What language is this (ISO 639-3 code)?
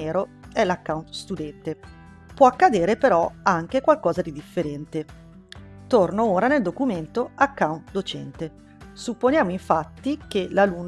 ita